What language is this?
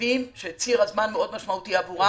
Hebrew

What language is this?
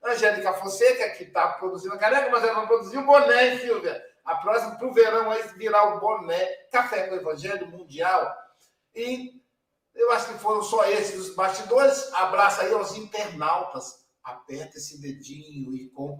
Portuguese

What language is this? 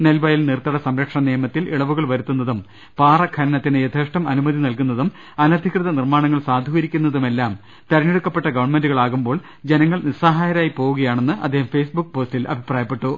Malayalam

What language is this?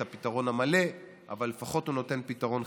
Hebrew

